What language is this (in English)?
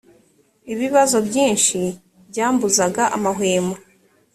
Kinyarwanda